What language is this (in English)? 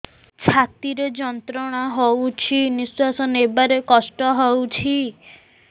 Odia